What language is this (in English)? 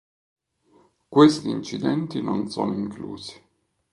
Italian